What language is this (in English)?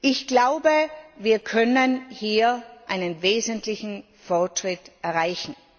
German